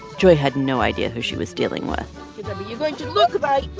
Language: English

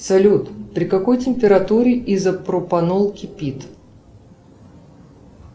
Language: Russian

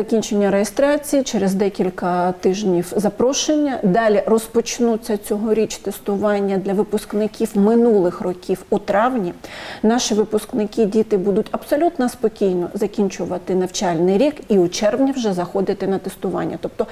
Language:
Ukrainian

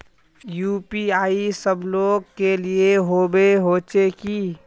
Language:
Magahi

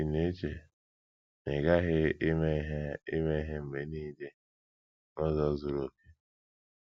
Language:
Igbo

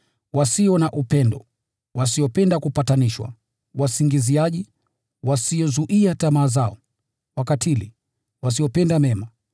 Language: Swahili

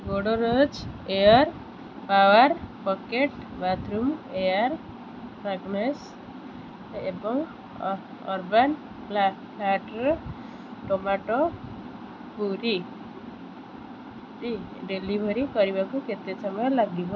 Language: Odia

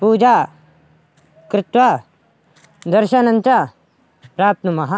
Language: Sanskrit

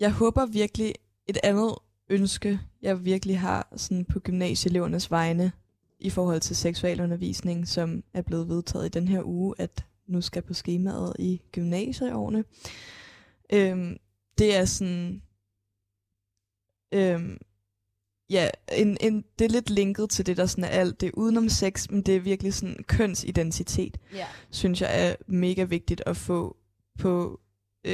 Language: Danish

